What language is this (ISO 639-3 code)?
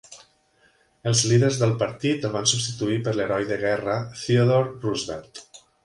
cat